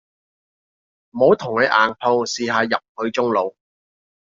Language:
Cantonese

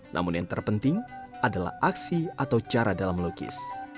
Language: Indonesian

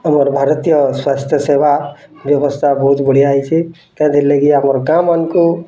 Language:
Odia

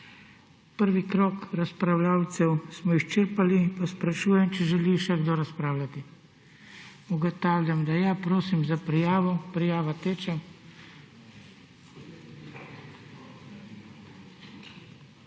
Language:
Slovenian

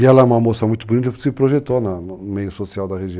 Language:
Portuguese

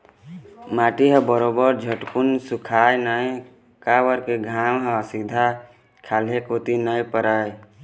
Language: Chhattisgarhi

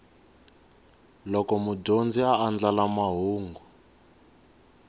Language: Tsonga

